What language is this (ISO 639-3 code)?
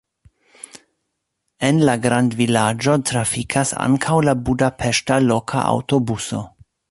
epo